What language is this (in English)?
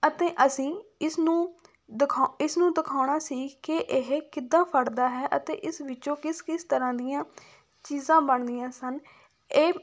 Punjabi